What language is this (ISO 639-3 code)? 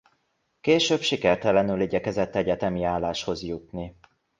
hun